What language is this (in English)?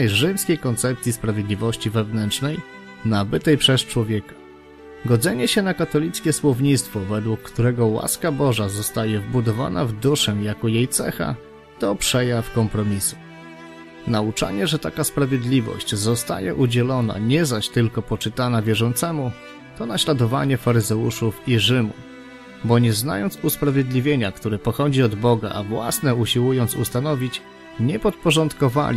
Polish